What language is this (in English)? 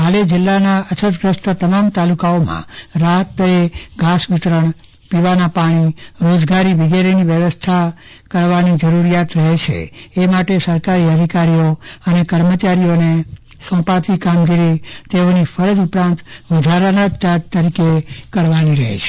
Gujarati